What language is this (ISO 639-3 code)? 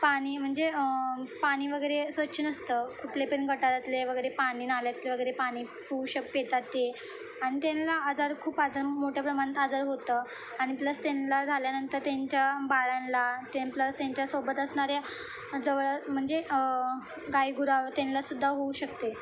mar